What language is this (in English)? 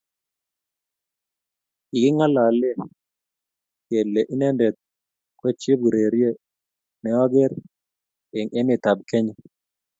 Kalenjin